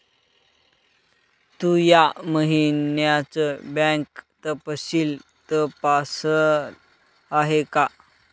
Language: Marathi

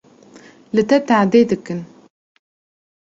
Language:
Kurdish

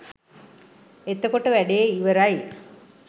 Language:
Sinhala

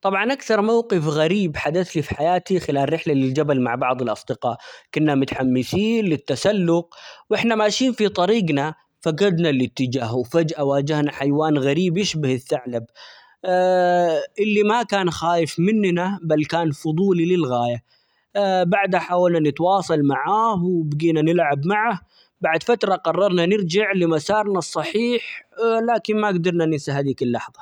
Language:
Omani Arabic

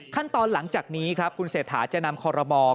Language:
Thai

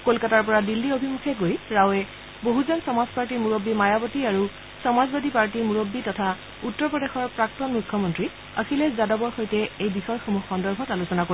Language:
Assamese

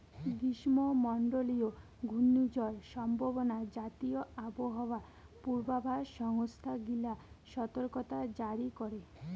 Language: Bangla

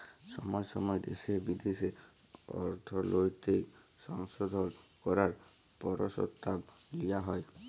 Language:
Bangla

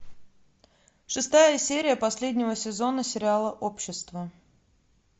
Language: Russian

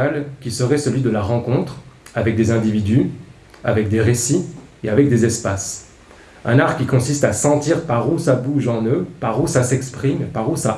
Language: French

